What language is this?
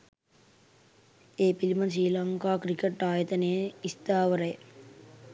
Sinhala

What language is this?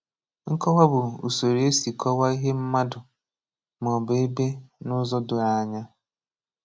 Igbo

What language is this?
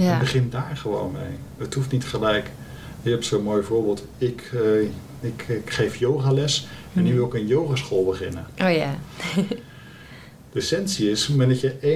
Dutch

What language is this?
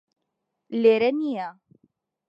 Central Kurdish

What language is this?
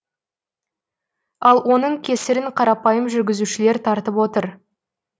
Kazakh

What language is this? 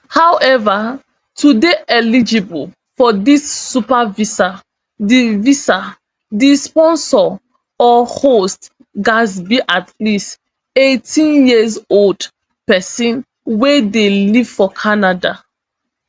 Nigerian Pidgin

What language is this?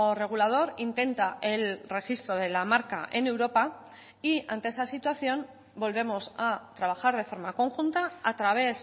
Spanish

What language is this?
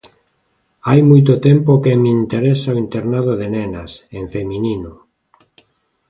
Galician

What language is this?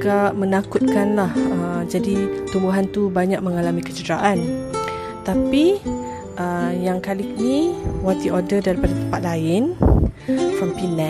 Malay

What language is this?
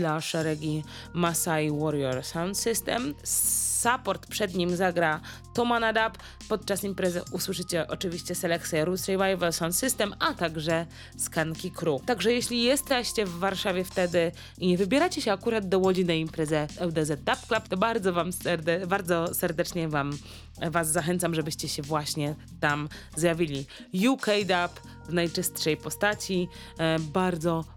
Polish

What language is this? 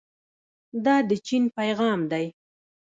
Pashto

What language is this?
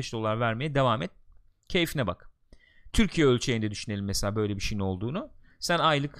Turkish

